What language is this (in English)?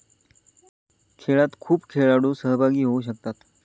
Marathi